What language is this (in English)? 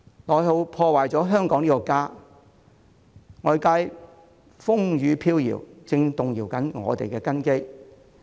Cantonese